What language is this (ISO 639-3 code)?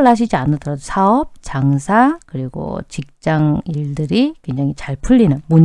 kor